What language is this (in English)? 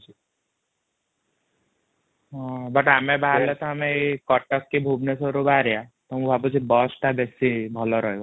Odia